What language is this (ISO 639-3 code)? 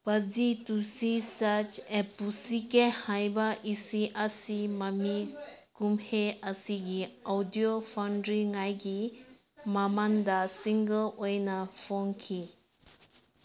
mni